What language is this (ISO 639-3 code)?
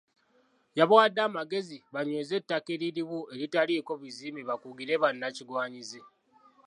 lug